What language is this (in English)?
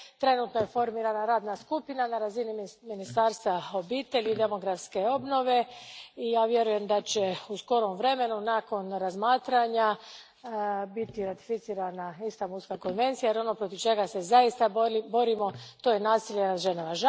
Croatian